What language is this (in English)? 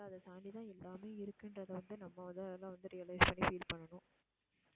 Tamil